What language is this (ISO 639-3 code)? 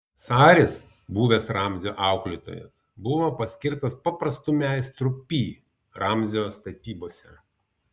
lit